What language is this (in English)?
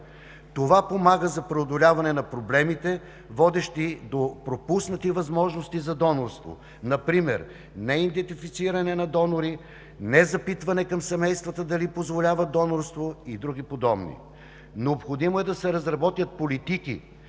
Bulgarian